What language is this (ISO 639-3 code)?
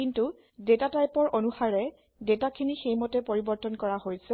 asm